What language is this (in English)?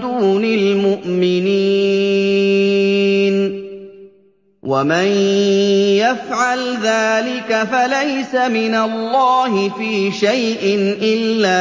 Arabic